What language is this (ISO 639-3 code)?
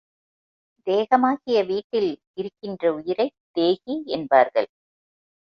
tam